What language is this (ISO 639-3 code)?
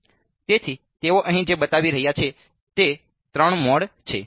guj